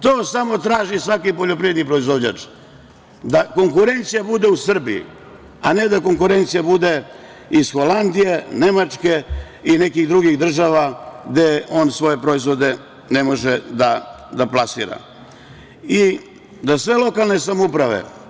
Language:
Serbian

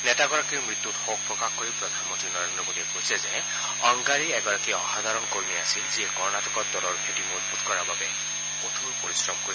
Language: Assamese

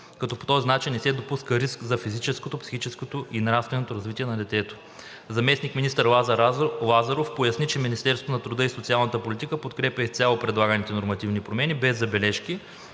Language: Bulgarian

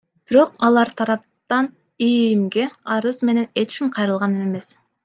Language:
Kyrgyz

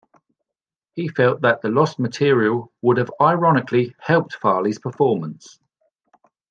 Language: English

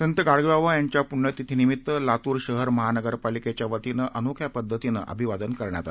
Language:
Marathi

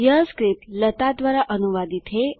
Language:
Hindi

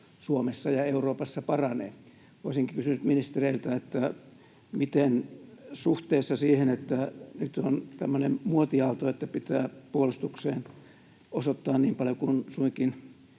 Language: Finnish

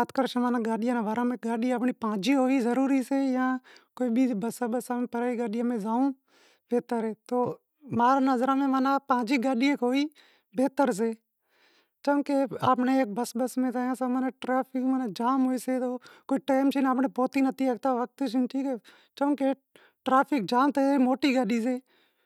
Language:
Wadiyara Koli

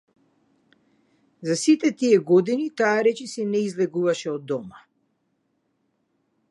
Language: Macedonian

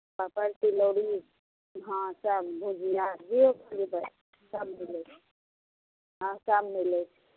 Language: Maithili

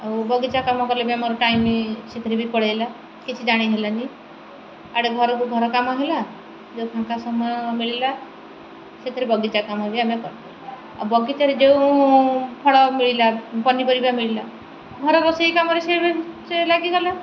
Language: Odia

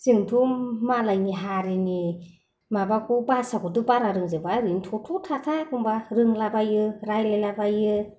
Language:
Bodo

